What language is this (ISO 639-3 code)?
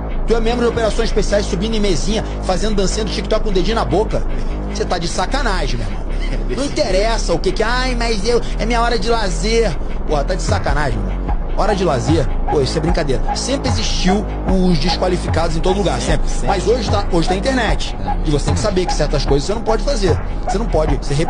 por